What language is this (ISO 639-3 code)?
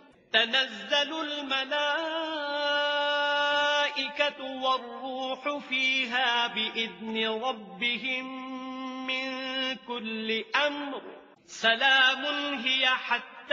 ara